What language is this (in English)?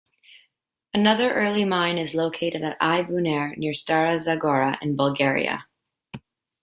English